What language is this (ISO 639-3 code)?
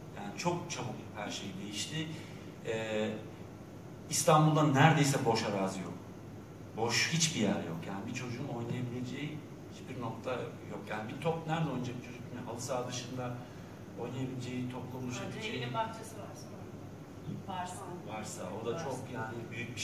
tur